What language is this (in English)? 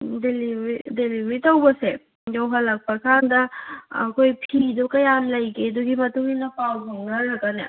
Manipuri